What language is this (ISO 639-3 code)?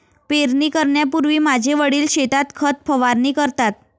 mar